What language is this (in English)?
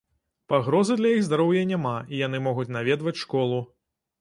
Belarusian